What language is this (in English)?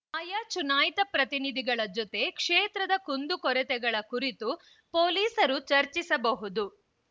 Kannada